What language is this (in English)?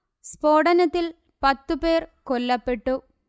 Malayalam